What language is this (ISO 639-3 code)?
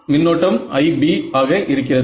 tam